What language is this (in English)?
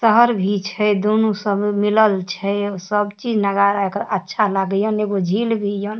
Maithili